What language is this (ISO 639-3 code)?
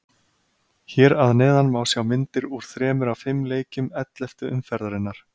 isl